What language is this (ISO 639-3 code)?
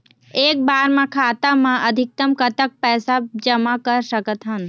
hne